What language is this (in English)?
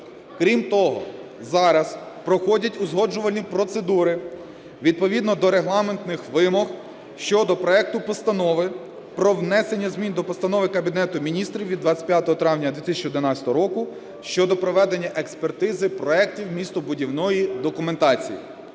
Ukrainian